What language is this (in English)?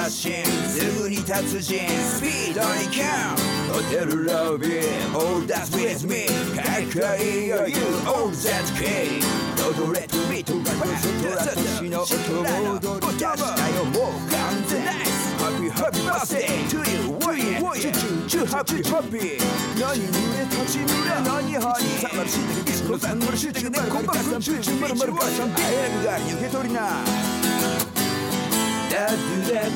Japanese